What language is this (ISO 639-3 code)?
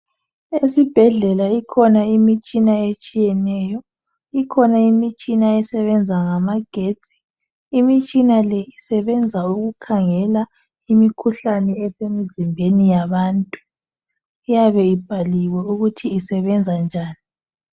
nde